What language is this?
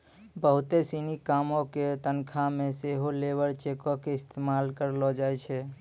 Maithili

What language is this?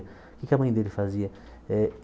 Portuguese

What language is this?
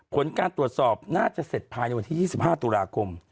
Thai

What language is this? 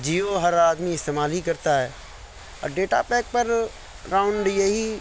Urdu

